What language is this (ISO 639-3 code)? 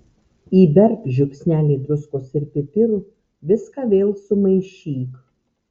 lit